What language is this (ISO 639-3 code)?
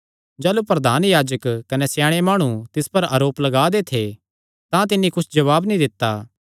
xnr